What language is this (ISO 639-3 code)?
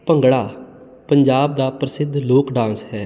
pan